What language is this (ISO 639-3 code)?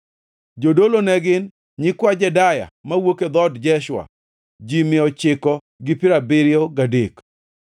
luo